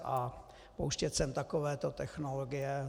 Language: Czech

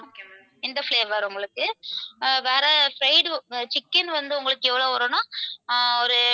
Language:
Tamil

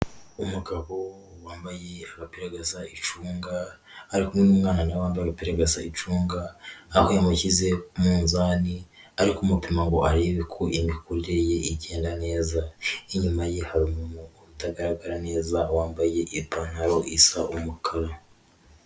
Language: Kinyarwanda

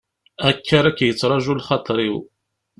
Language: Kabyle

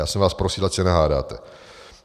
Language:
Czech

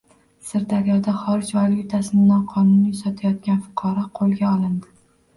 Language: Uzbek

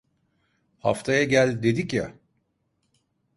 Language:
Turkish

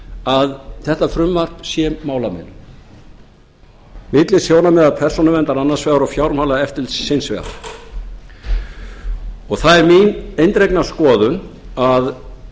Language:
Icelandic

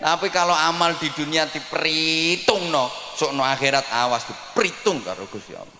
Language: Indonesian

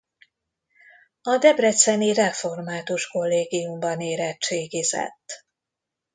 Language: Hungarian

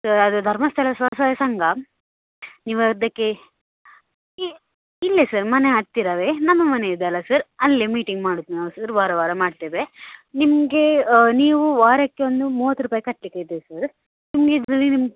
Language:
Kannada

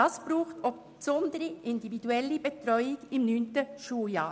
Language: Swiss German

